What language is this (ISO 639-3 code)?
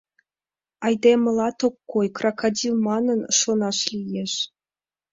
chm